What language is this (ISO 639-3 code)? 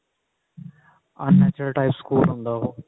pan